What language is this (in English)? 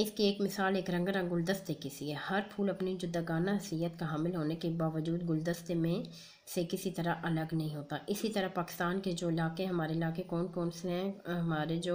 Hindi